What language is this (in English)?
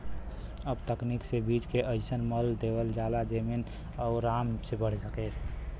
Bhojpuri